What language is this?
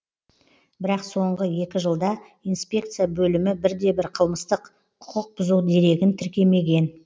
Kazakh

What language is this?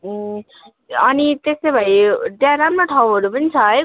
Nepali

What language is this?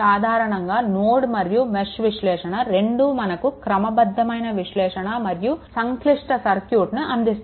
Telugu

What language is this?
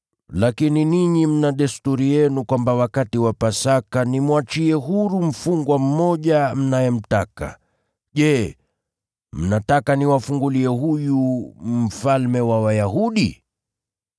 Swahili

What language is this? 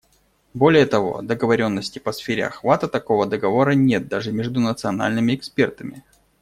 Russian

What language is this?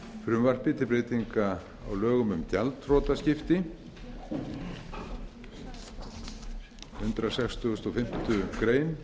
Icelandic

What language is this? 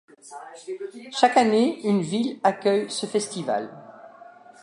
French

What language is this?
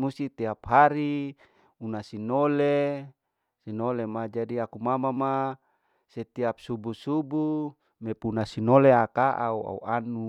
Larike-Wakasihu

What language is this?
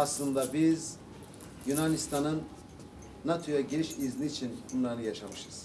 Turkish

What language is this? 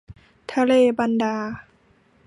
Thai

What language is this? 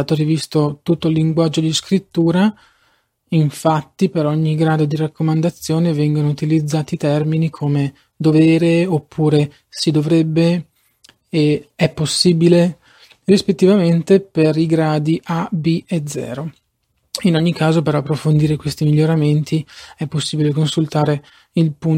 Italian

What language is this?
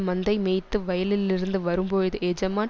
Tamil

